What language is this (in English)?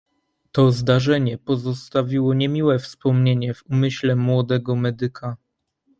Polish